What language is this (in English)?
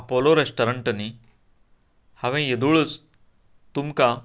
Konkani